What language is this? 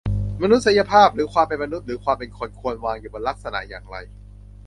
Thai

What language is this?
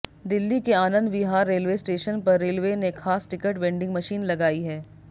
Hindi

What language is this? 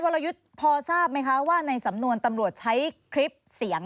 Thai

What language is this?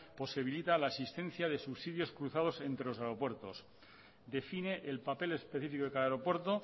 Spanish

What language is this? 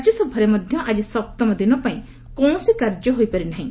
Odia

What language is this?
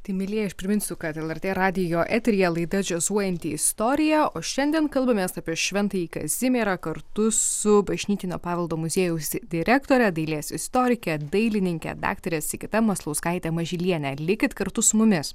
Lithuanian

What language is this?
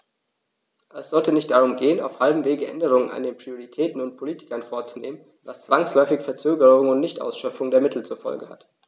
German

